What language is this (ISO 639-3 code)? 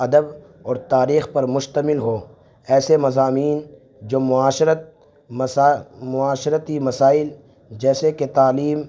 urd